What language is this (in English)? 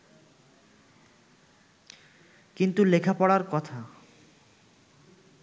Bangla